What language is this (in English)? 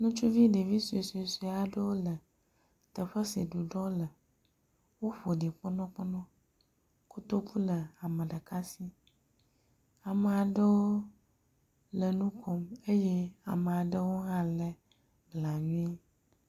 Ewe